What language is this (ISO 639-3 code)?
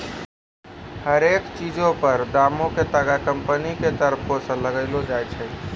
mai